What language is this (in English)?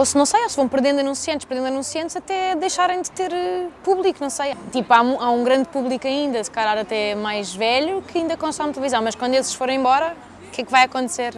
Portuguese